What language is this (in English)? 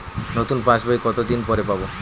Bangla